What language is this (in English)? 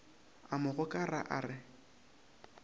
Northern Sotho